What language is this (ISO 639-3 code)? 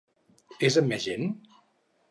cat